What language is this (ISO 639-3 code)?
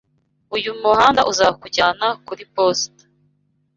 kin